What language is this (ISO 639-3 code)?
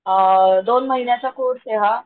mar